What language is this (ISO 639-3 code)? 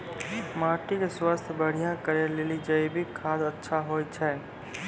mai